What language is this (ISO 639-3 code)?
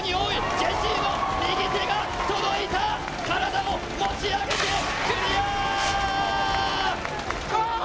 jpn